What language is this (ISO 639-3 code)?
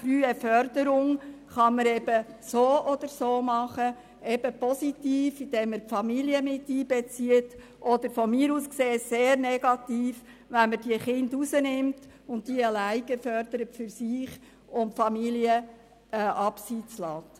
gsw